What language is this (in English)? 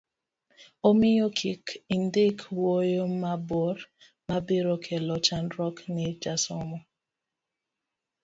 Luo (Kenya and Tanzania)